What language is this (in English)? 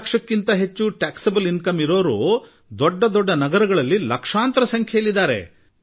Kannada